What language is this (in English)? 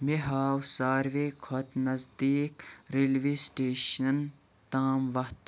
Kashmiri